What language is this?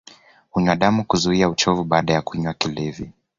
Swahili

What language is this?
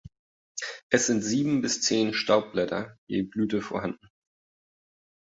German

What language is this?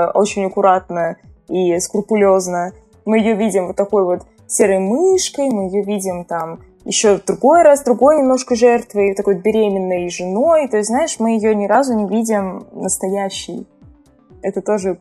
Russian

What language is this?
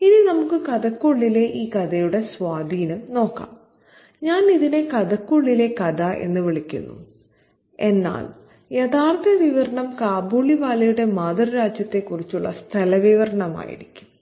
Malayalam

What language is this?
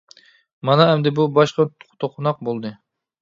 Uyghur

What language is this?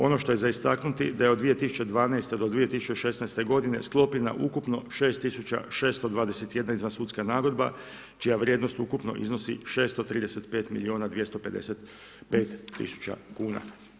Croatian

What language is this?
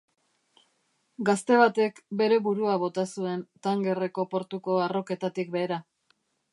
Basque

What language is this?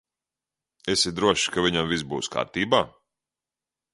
Latvian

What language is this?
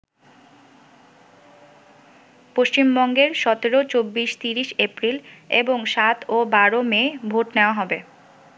Bangla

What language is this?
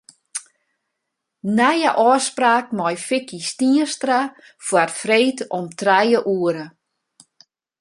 Western Frisian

